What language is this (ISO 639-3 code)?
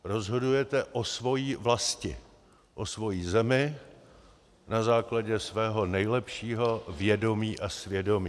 ces